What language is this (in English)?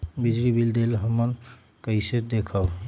Magahi